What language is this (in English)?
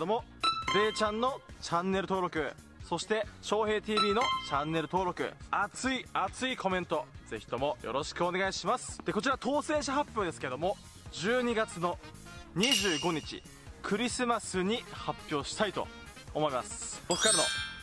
Japanese